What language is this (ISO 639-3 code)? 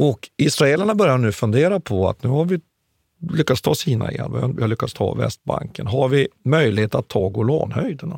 swe